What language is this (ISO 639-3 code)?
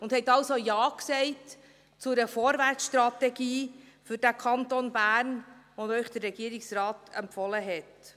gsw